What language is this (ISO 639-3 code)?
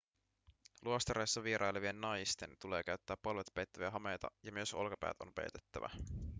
fin